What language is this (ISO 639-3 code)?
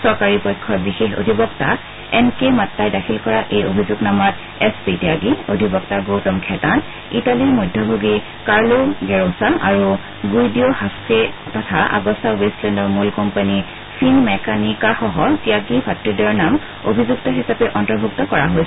asm